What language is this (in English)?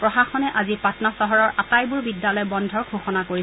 Assamese